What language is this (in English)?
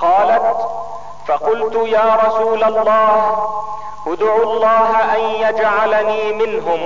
Arabic